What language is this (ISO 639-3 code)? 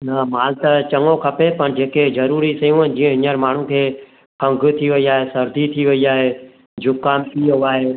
snd